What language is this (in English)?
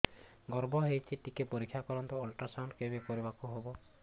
Odia